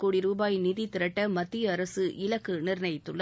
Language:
Tamil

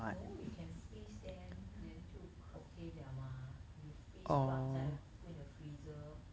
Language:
English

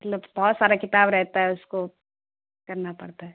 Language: Urdu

